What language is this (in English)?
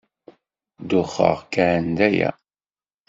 Kabyle